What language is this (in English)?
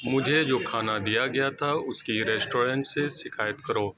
Urdu